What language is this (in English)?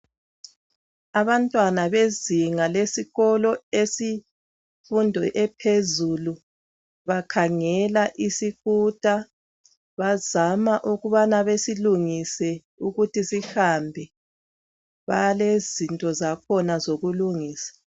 North Ndebele